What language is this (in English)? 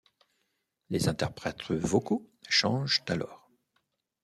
French